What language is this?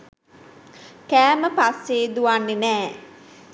Sinhala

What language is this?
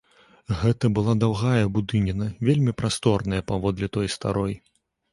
Belarusian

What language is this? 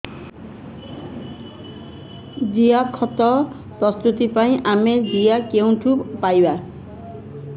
Odia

